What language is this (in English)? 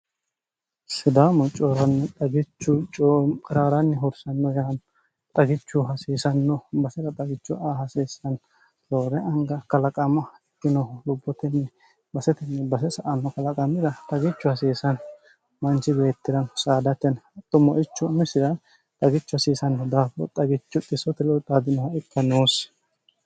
Sidamo